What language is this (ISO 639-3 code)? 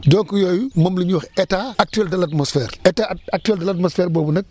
wol